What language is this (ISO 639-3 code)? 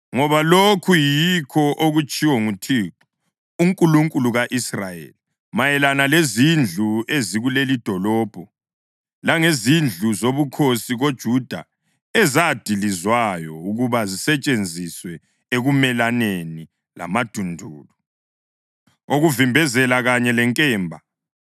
nde